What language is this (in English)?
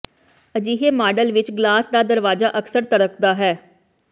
Punjabi